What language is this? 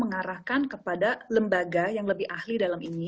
Indonesian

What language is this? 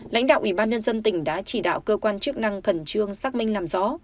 Vietnamese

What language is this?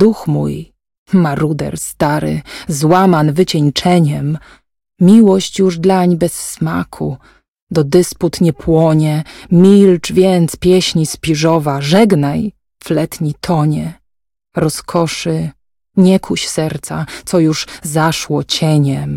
Polish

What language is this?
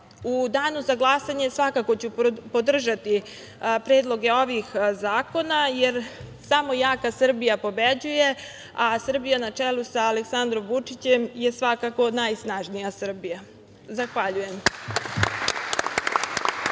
Serbian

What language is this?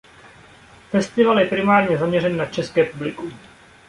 Czech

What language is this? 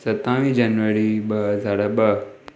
Sindhi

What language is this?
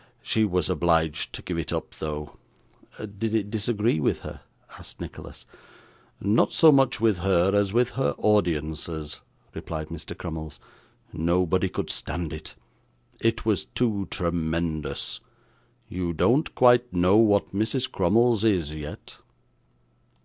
English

